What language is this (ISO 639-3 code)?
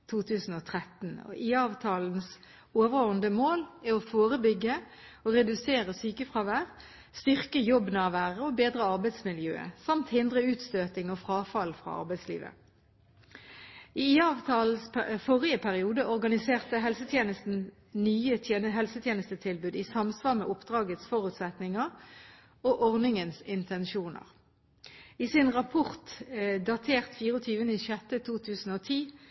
nob